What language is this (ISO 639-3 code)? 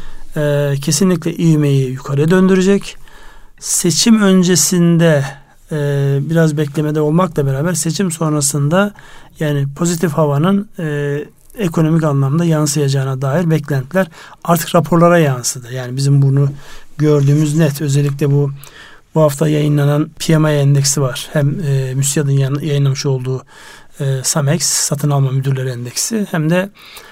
tur